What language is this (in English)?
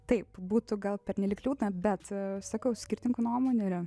Lithuanian